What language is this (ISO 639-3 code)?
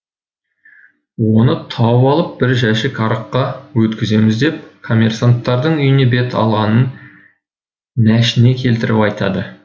kaz